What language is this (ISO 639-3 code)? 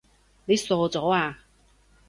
yue